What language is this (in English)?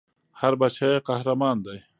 Pashto